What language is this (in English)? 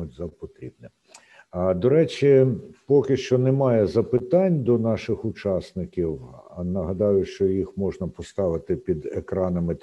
Ukrainian